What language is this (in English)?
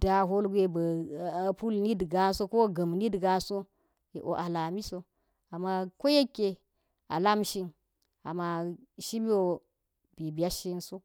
Geji